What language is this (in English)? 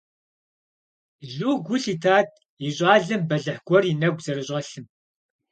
Kabardian